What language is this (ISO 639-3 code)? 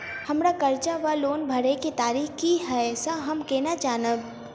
mai